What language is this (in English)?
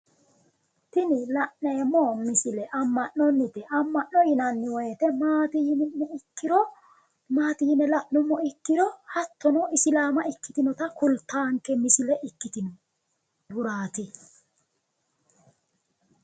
Sidamo